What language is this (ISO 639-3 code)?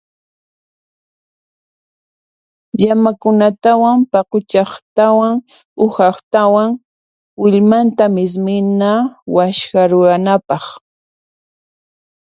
qxp